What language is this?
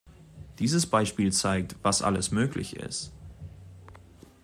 German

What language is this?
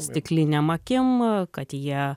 Lithuanian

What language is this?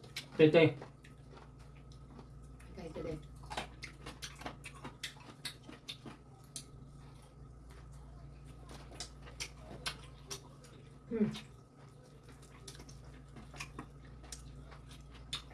Vietnamese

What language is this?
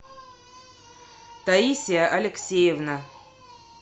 Russian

